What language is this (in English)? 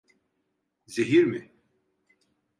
Turkish